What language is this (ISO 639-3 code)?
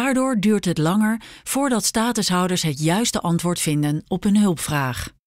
nld